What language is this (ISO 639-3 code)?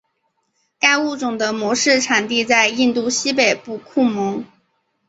zho